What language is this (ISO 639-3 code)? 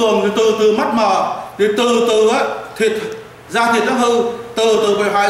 vie